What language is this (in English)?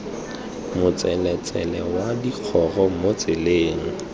Tswana